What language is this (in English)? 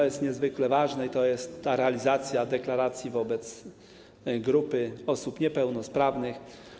Polish